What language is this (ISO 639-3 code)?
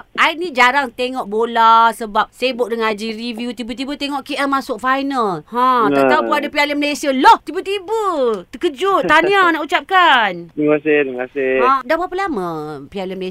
msa